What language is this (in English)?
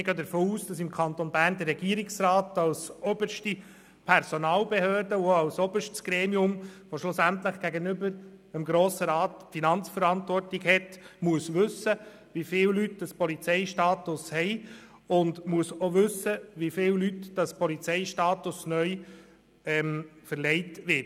Swiss German